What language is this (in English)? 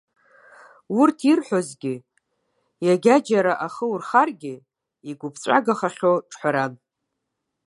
Abkhazian